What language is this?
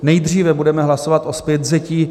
Czech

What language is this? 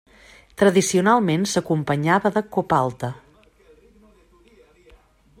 Catalan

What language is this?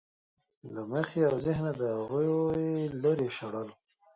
Pashto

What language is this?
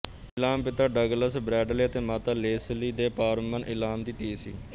Punjabi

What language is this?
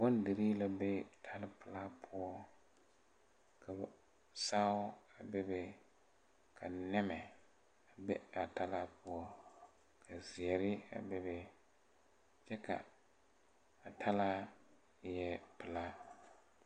Southern Dagaare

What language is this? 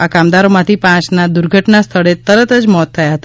Gujarati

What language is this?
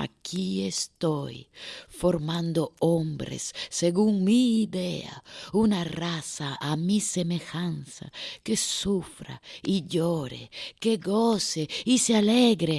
Spanish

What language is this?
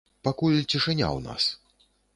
Belarusian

